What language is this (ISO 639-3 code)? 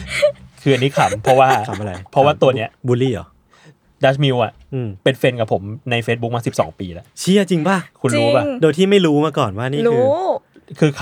tha